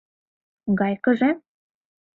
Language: Mari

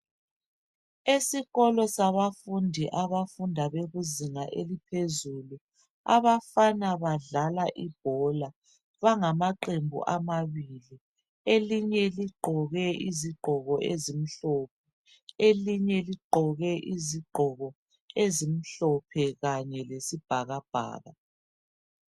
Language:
North Ndebele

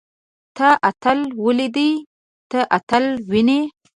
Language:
Pashto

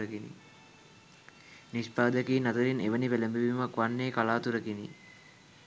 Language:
Sinhala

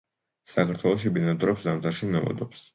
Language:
Georgian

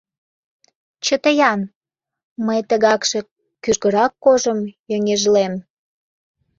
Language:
Mari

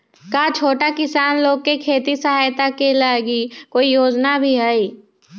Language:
Magahi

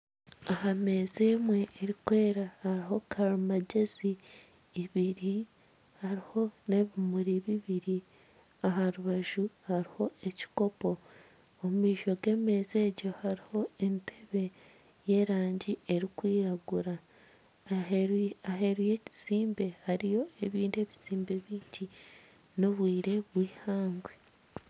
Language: Nyankole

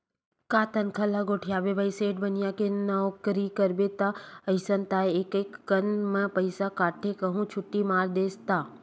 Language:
Chhattisgarhi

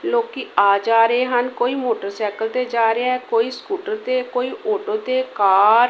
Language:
Punjabi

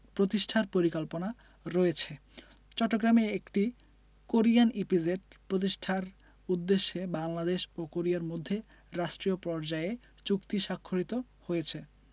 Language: Bangla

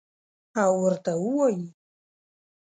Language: Pashto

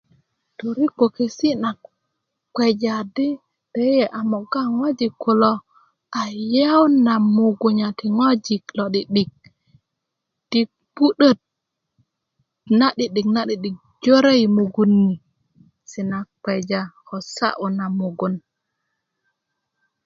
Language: Kuku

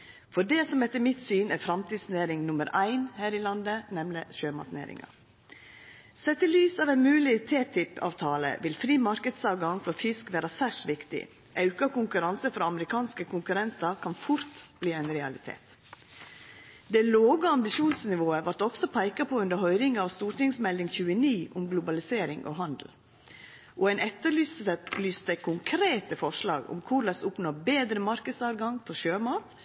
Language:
Norwegian Nynorsk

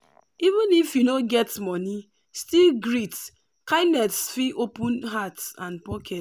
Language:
Nigerian Pidgin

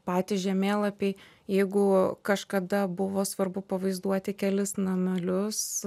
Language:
Lithuanian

